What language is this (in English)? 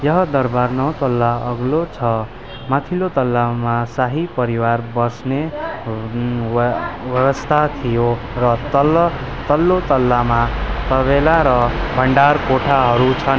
Nepali